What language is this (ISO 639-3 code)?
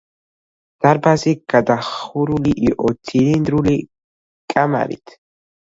kat